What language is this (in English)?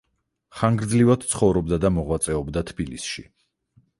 Georgian